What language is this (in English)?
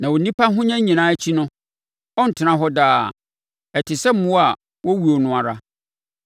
Akan